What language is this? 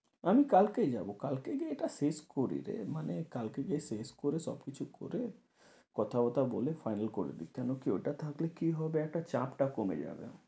Bangla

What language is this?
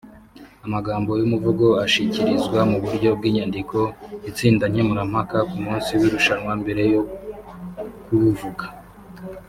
Kinyarwanda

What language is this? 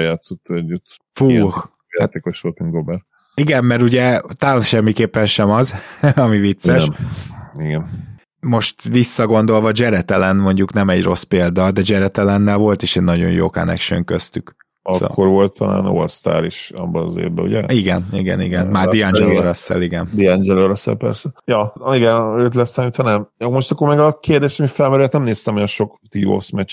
Hungarian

